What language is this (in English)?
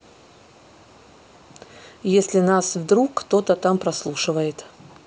Russian